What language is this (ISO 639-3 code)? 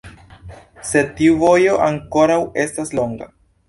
epo